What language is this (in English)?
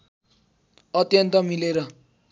Nepali